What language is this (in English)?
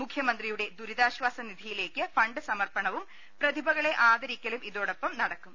Malayalam